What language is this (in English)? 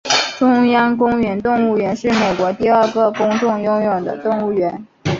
Chinese